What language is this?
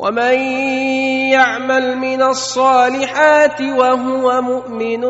Arabic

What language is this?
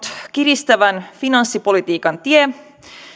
Finnish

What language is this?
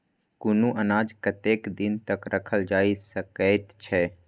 Maithili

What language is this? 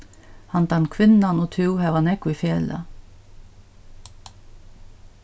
Faroese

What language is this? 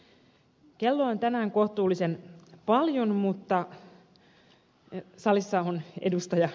Finnish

